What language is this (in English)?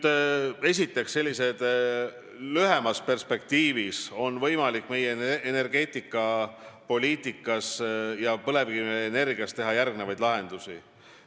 Estonian